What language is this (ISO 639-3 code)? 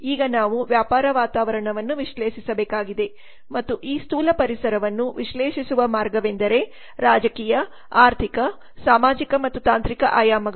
kan